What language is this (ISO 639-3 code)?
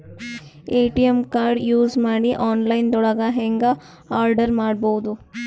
kan